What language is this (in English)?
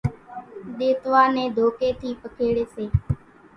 Kachi Koli